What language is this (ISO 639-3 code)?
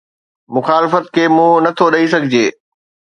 snd